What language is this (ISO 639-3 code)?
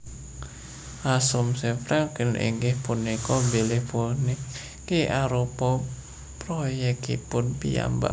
jav